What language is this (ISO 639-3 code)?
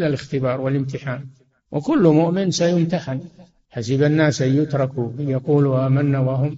ara